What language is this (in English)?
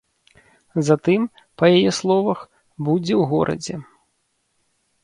Belarusian